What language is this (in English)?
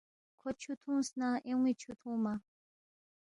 Balti